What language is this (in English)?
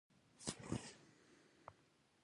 Pashto